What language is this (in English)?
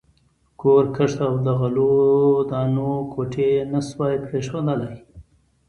Pashto